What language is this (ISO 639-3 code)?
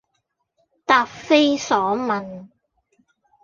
yue